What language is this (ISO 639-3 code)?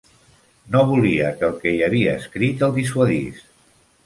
cat